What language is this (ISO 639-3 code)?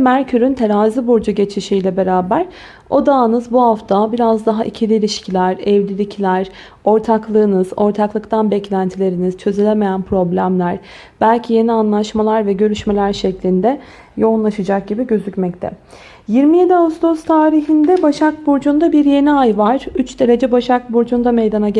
tur